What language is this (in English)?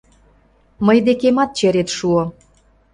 Mari